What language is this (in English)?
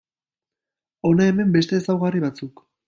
Basque